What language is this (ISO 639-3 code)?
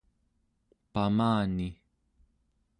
esu